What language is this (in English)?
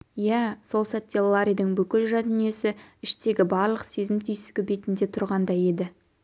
Kazakh